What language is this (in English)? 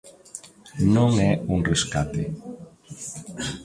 Galician